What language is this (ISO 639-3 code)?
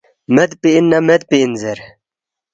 bft